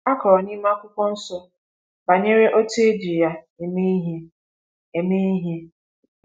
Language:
Igbo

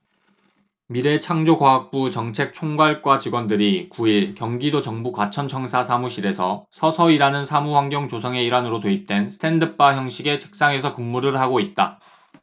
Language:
Korean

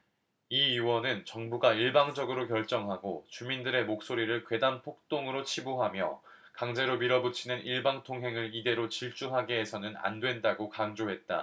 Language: Korean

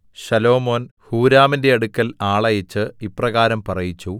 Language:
Malayalam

